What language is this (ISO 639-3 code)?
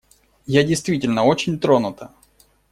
rus